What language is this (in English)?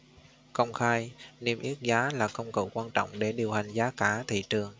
Vietnamese